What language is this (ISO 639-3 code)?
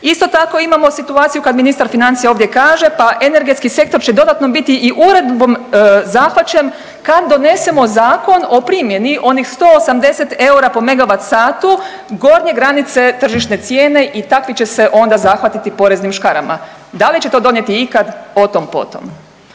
hrv